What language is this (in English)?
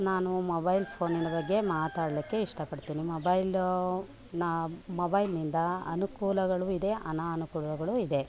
Kannada